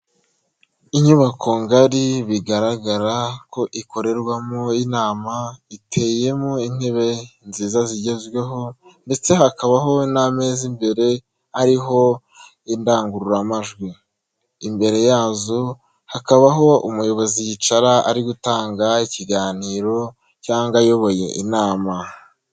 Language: Kinyarwanda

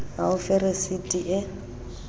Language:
Southern Sotho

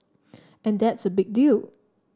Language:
English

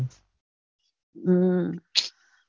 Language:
Gujarati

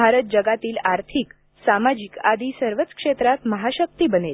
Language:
Marathi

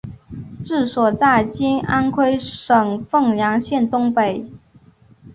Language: Chinese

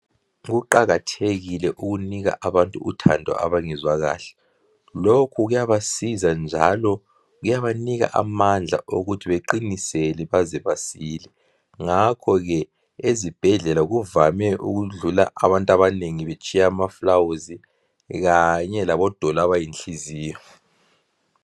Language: North Ndebele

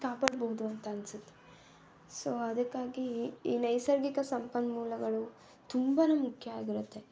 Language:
Kannada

